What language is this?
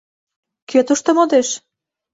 Mari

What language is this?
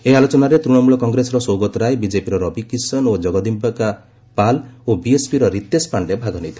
Odia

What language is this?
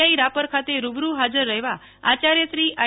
Gujarati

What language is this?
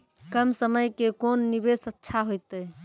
Maithili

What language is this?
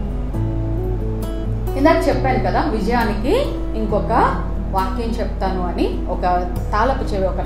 Telugu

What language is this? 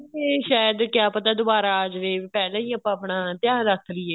Punjabi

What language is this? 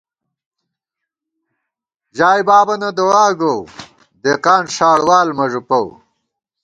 Gawar-Bati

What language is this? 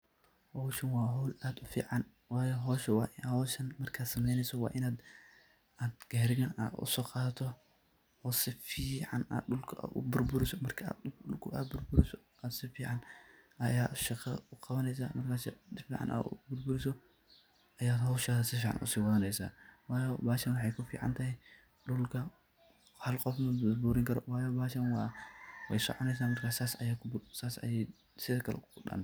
Somali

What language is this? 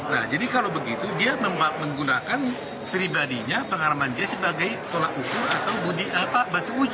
Indonesian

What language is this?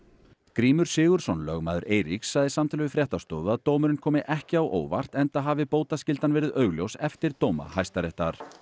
Icelandic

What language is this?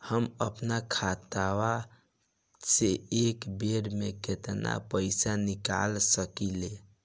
Bhojpuri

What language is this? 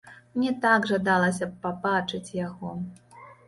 Belarusian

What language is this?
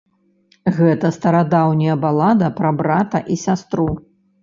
Belarusian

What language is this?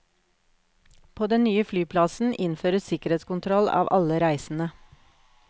Norwegian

